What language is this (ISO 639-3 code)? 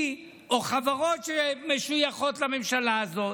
heb